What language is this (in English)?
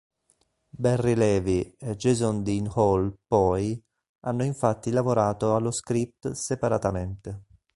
Italian